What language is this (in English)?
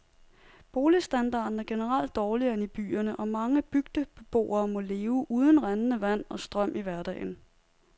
Danish